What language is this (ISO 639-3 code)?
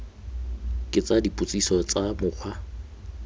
tsn